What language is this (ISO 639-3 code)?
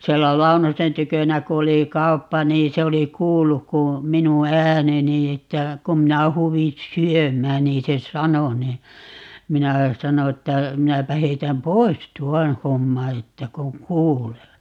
fin